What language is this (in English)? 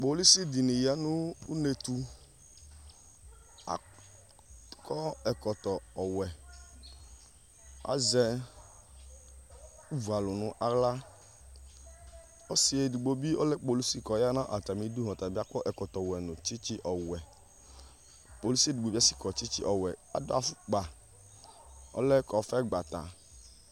Ikposo